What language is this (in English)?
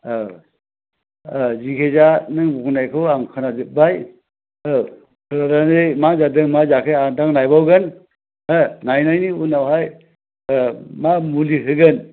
Bodo